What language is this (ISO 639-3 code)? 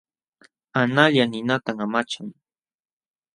qxw